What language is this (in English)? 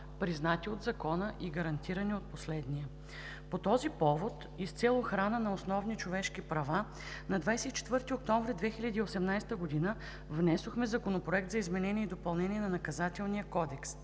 Bulgarian